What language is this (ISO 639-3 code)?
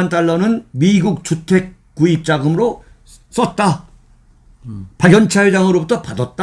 kor